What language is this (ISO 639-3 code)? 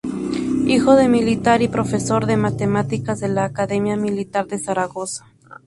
spa